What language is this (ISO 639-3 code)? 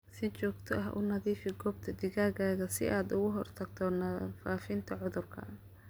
som